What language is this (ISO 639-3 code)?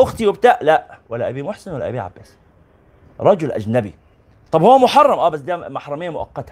ara